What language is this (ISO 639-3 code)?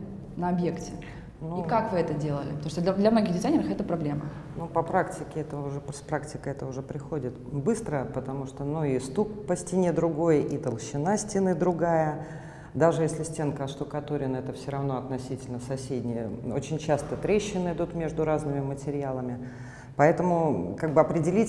rus